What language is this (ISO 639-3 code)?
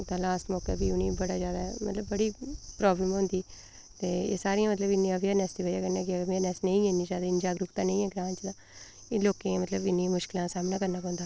doi